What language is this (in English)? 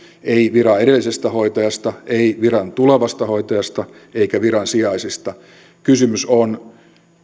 Finnish